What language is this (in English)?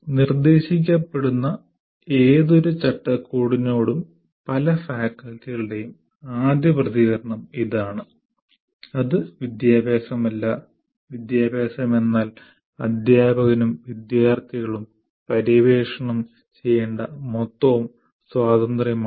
Malayalam